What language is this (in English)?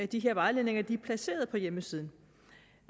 Danish